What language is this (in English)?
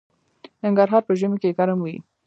Pashto